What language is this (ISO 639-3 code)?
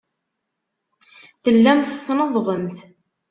kab